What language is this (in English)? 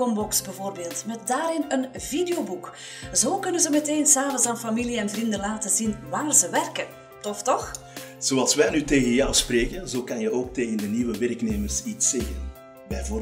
Dutch